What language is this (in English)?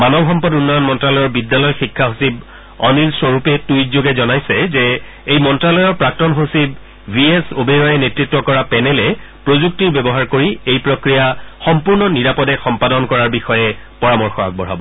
Assamese